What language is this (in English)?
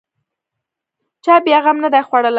Pashto